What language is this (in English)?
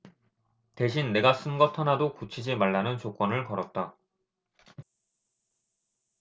Korean